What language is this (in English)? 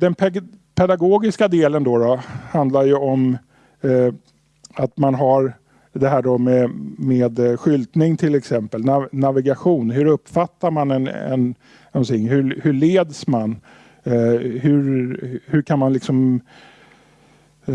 Swedish